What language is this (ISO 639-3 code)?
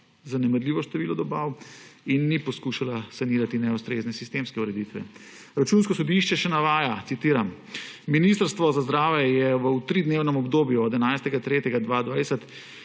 slv